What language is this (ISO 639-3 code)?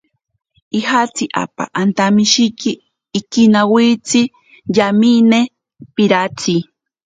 prq